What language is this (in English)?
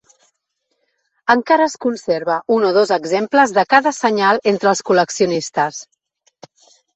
Catalan